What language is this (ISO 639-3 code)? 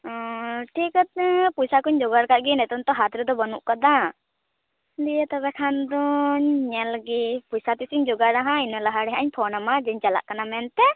sat